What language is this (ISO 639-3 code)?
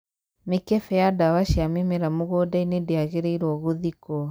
kik